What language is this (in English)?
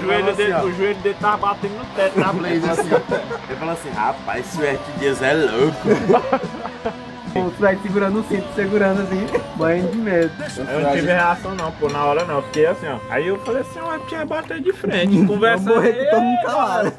Portuguese